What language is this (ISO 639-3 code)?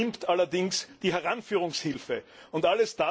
deu